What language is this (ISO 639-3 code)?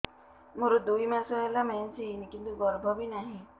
ori